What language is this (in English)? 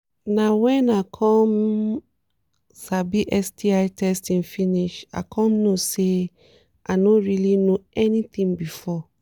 Nigerian Pidgin